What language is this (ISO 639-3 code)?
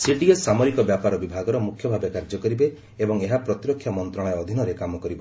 ori